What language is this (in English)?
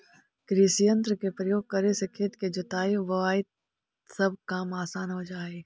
Magahi